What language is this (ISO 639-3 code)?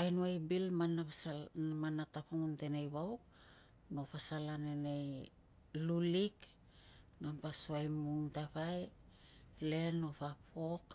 lcm